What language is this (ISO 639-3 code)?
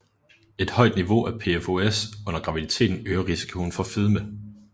dan